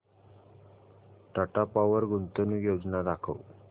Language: Marathi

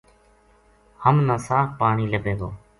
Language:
Gujari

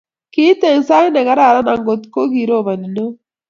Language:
Kalenjin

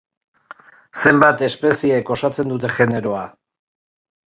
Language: Basque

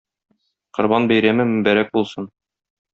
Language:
Tatar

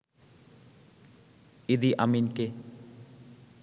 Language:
Bangla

